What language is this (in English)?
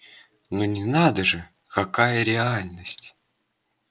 Russian